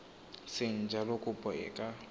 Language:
Tswana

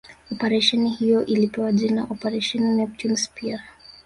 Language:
Swahili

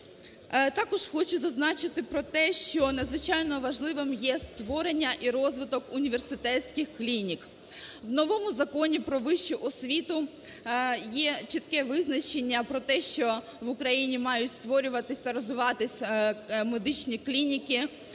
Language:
Ukrainian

